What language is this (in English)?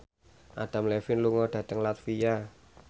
Javanese